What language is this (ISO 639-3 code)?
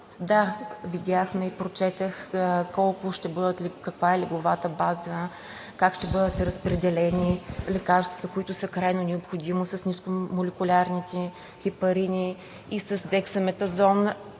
bul